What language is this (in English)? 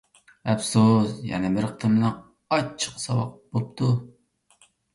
Uyghur